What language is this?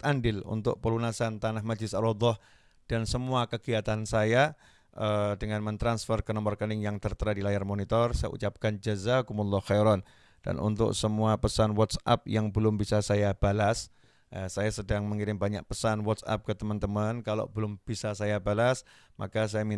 Indonesian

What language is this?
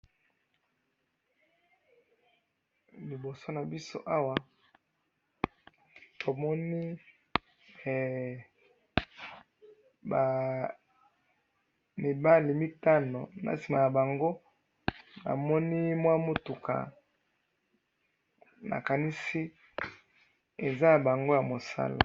Lingala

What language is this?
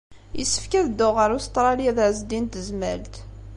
Kabyle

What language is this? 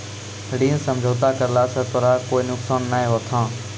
Maithili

